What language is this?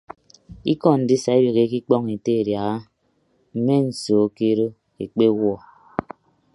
Ibibio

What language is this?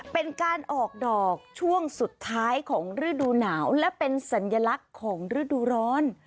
Thai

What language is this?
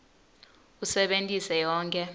Swati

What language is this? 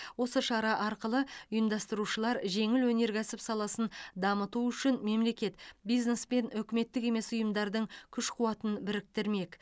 Kazakh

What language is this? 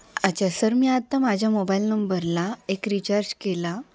Marathi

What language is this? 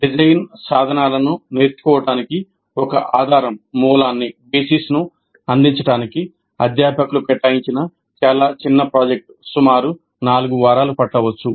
Telugu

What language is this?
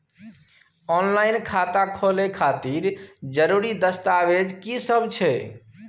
Maithili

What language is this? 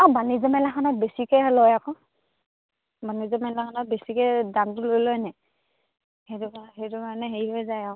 Assamese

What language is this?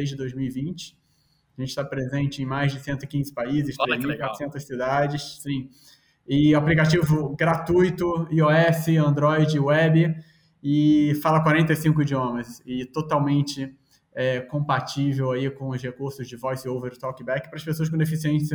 Portuguese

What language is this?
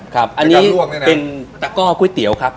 Thai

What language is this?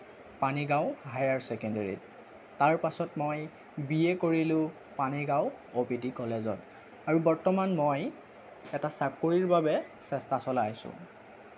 Assamese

